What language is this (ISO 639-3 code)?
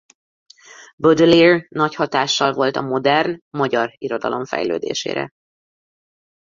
hun